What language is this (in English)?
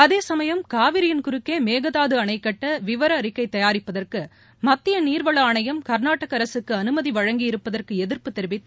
Tamil